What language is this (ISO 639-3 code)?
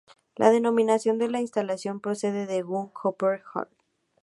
spa